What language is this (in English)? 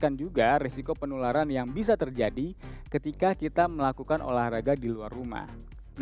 Indonesian